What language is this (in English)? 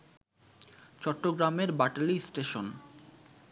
Bangla